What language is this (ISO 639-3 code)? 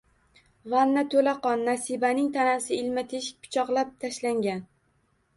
uzb